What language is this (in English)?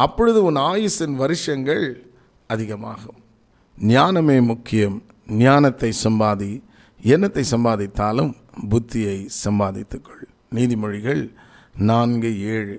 Tamil